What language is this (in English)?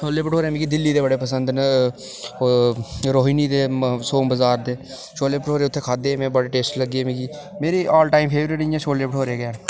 Dogri